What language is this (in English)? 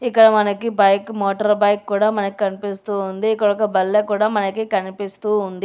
Telugu